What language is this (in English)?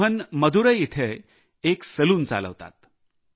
Marathi